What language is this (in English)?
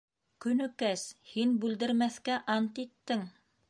Bashkir